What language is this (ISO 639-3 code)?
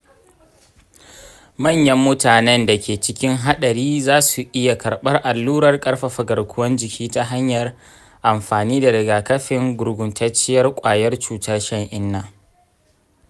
hau